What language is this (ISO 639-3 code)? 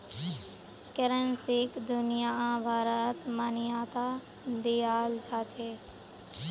mag